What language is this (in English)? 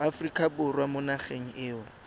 Tswana